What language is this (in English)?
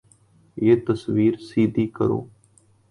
Urdu